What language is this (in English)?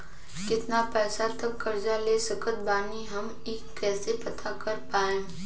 Bhojpuri